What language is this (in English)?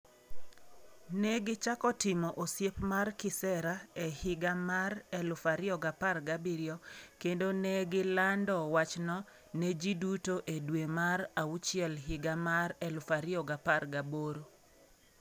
Luo (Kenya and Tanzania)